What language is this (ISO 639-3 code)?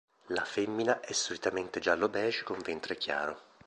ita